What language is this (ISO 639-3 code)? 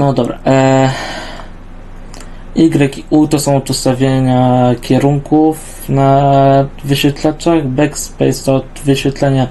pol